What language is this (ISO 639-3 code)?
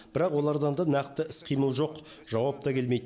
kaz